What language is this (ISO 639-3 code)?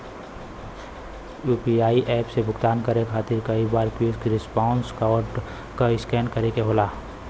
bho